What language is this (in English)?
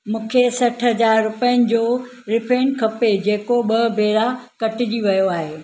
Sindhi